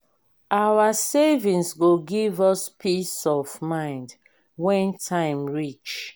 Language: Nigerian Pidgin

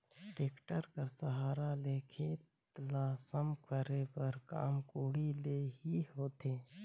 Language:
Chhattisgarhi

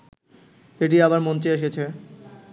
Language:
Bangla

